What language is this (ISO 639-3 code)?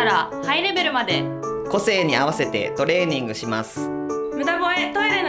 jpn